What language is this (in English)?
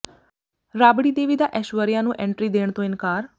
Punjabi